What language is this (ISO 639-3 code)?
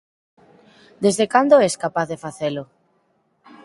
glg